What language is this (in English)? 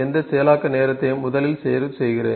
Tamil